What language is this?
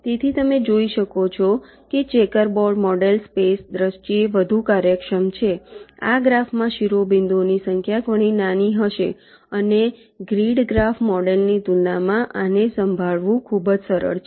Gujarati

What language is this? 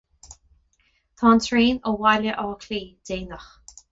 Irish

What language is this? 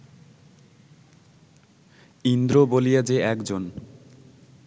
Bangla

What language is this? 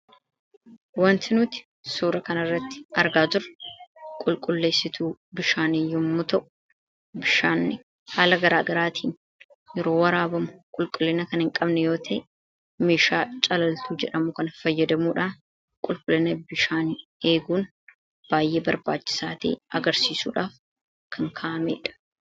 Oromo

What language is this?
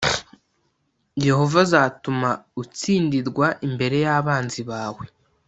Kinyarwanda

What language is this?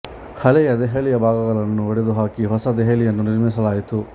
Kannada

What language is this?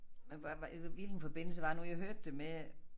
Danish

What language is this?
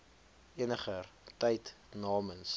Afrikaans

